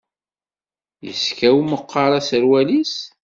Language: Kabyle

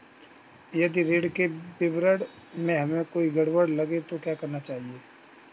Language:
Hindi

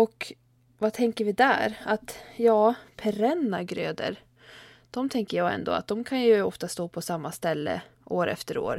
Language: Swedish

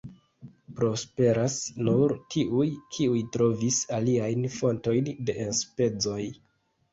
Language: Esperanto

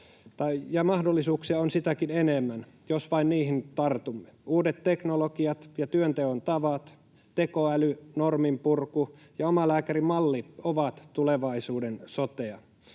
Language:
Finnish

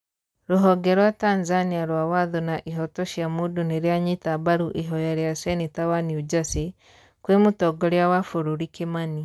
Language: Kikuyu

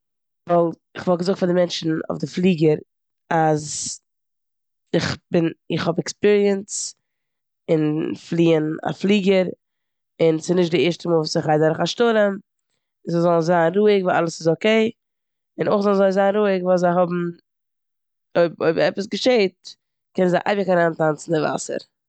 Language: Yiddish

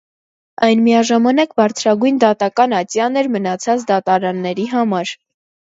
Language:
Armenian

